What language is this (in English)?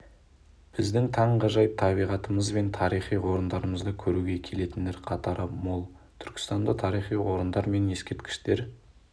Kazakh